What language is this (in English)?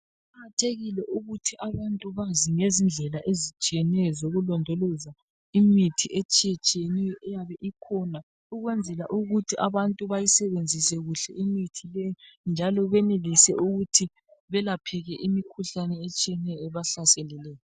North Ndebele